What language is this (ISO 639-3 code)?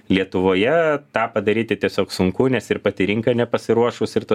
lit